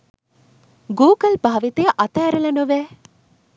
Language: Sinhala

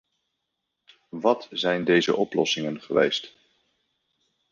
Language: Dutch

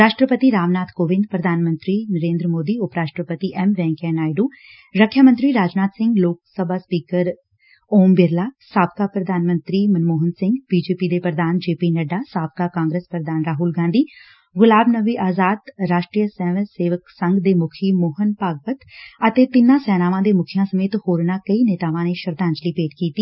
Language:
Punjabi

